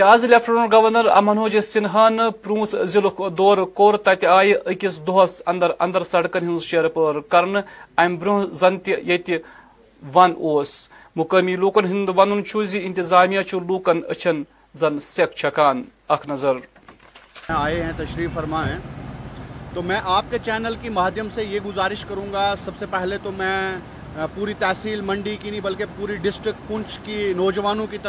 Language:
Urdu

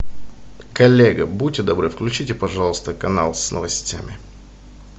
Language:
Russian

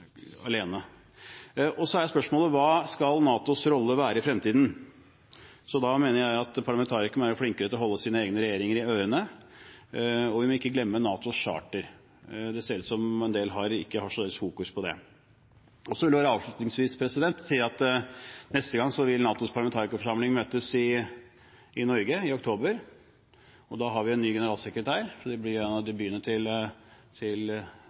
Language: Norwegian Bokmål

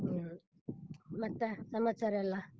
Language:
Kannada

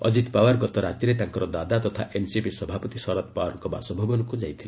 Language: Odia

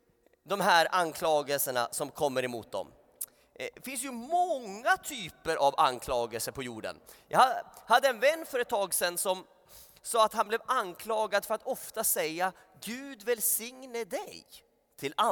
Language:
Swedish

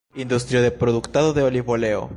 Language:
Esperanto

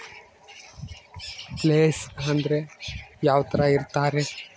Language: Kannada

